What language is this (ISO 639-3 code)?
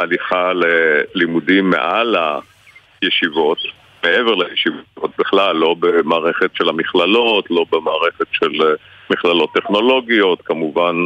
heb